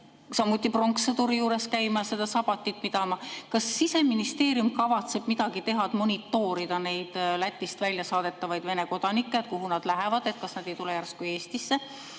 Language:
Estonian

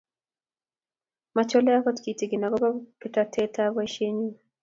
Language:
Kalenjin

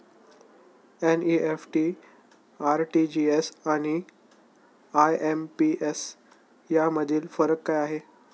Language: Marathi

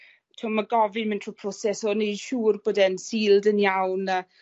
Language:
Welsh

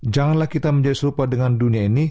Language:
Indonesian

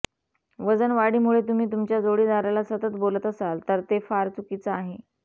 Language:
Marathi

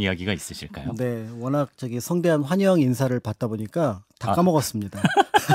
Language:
Korean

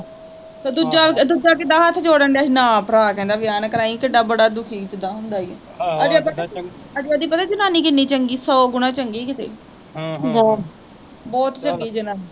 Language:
Punjabi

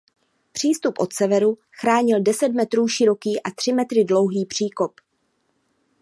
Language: Czech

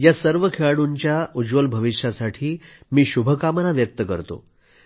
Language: Marathi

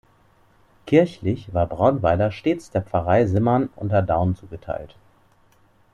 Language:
German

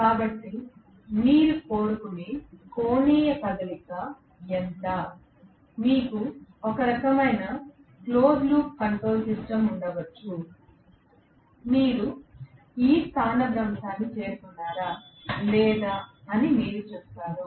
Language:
Telugu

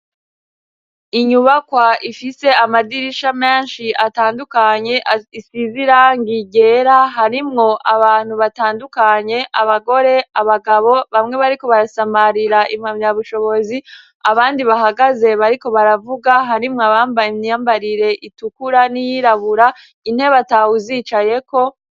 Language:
Rundi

